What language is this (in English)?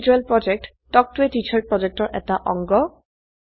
Assamese